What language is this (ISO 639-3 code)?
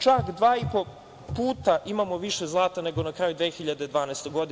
srp